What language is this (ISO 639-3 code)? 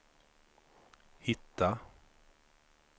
swe